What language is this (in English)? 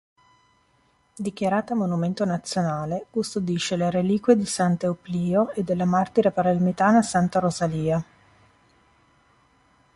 Italian